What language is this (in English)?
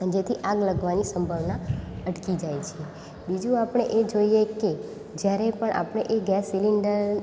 Gujarati